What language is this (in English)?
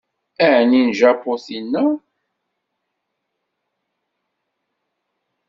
Kabyle